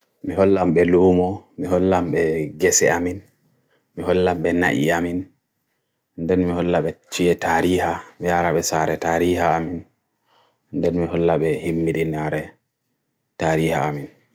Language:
Bagirmi Fulfulde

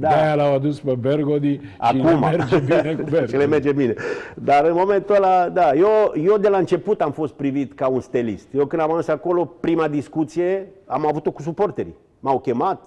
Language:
Romanian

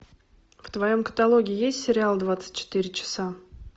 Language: Russian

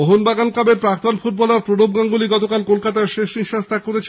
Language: Bangla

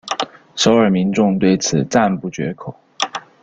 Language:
Chinese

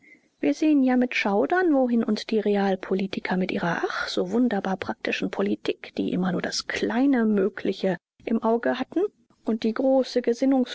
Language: German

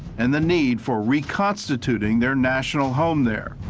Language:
English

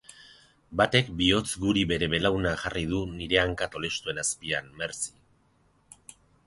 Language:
Basque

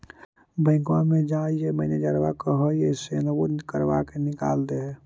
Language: Magahi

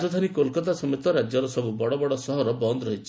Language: Odia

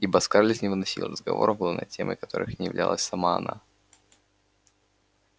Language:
Russian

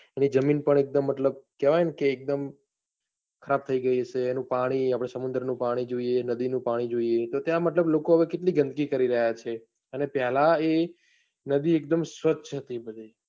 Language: Gujarati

